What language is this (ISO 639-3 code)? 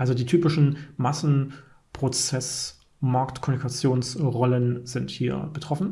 deu